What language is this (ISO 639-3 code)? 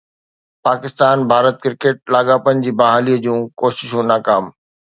snd